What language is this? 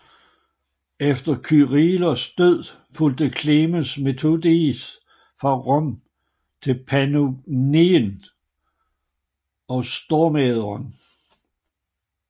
Danish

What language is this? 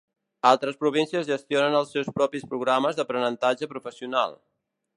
Catalan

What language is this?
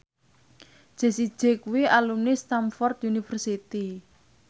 Javanese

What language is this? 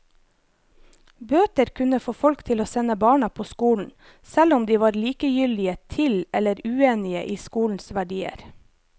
Norwegian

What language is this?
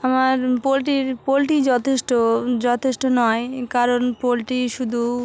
Bangla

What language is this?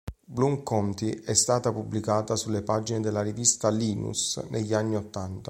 Italian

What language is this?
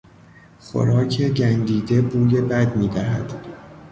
Persian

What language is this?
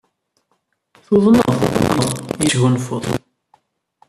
Kabyle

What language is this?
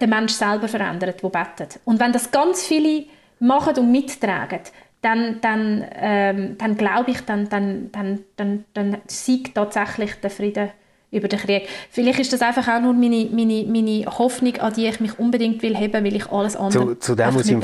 German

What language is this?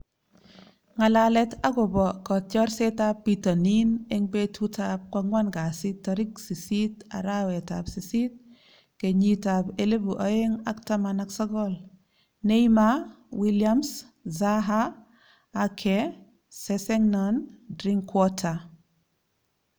Kalenjin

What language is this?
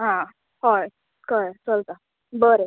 Konkani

